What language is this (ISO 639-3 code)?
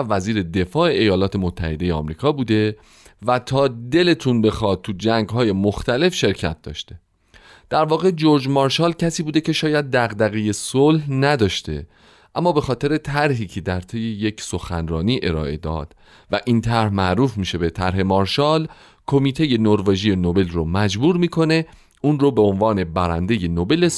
fas